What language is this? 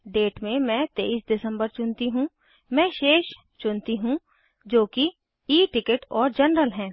Hindi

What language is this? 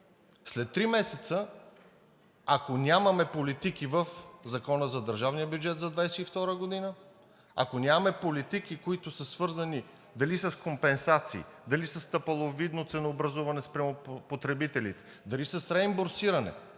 Bulgarian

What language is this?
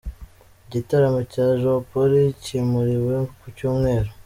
Kinyarwanda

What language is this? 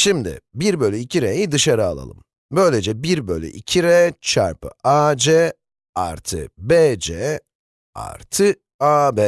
Turkish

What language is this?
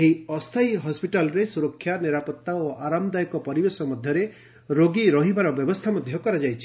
Odia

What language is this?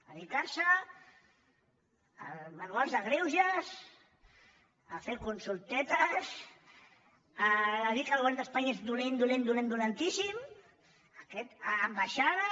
Catalan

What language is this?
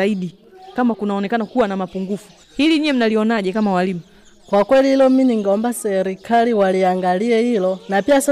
Swahili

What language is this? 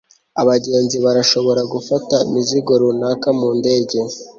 Kinyarwanda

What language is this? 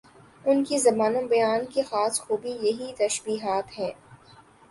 Urdu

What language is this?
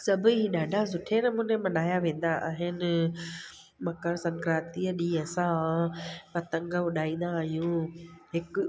Sindhi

